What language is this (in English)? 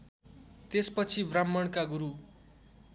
Nepali